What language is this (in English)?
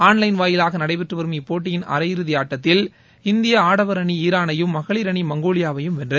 Tamil